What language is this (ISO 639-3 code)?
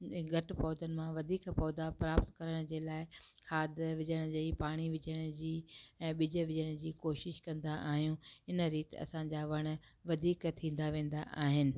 snd